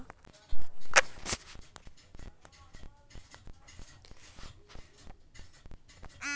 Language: Bhojpuri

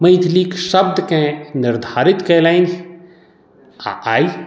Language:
Maithili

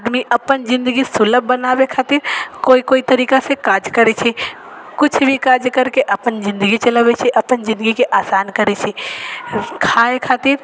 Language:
Maithili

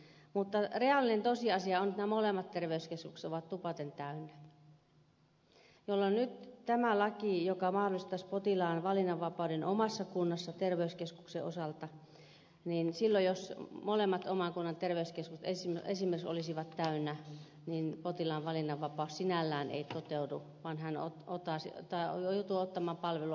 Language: Finnish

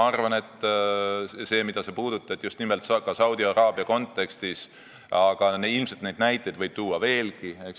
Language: Estonian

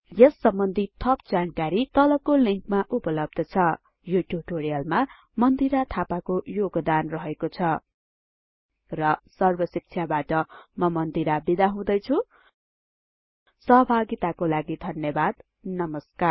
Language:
Nepali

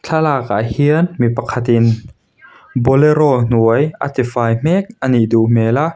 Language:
Mizo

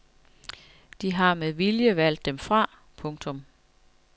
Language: Danish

